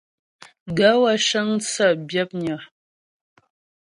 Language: Ghomala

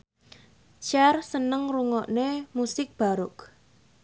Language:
Javanese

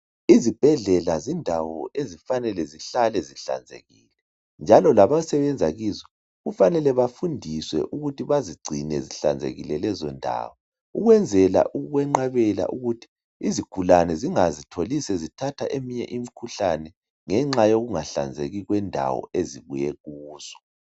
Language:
North Ndebele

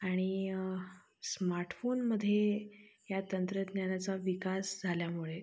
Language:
Marathi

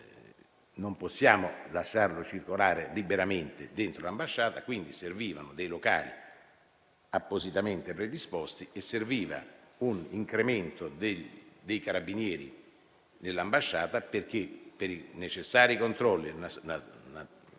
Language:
Italian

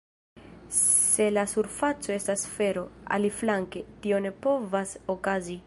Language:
Esperanto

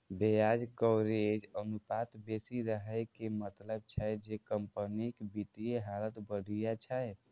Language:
Maithili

